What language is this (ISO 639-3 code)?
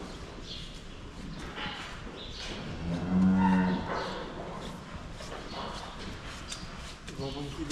ron